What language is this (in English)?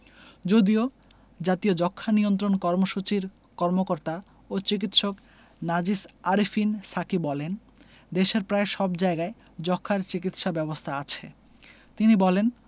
Bangla